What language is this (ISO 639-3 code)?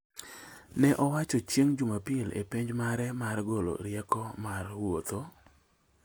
luo